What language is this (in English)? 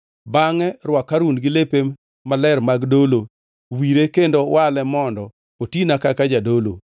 Luo (Kenya and Tanzania)